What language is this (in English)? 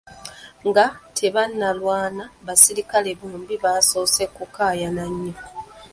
Ganda